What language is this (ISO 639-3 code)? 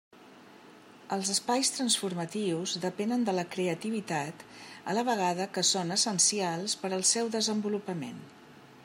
cat